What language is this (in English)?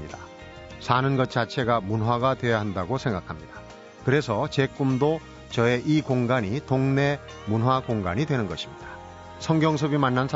Korean